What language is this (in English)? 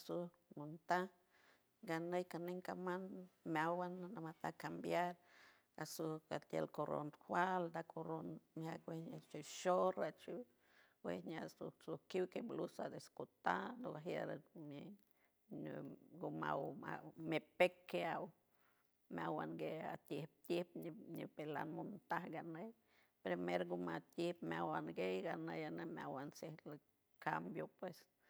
San Francisco Del Mar Huave